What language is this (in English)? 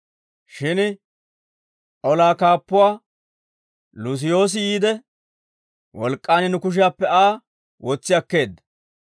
Dawro